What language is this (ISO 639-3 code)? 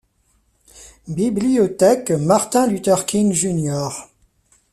fra